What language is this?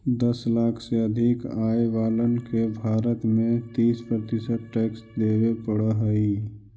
Magahi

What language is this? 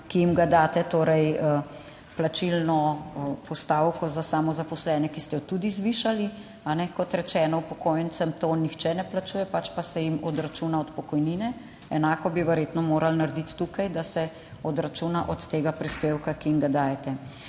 Slovenian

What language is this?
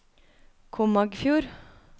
Norwegian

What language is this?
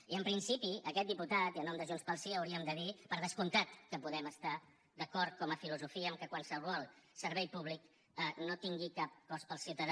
Catalan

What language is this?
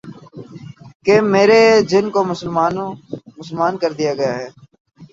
Urdu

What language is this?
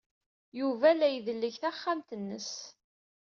Kabyle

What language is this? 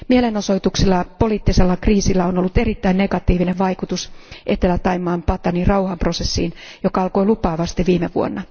Finnish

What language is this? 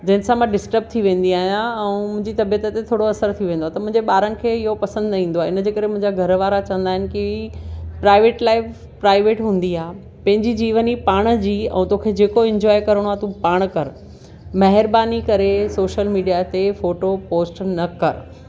Sindhi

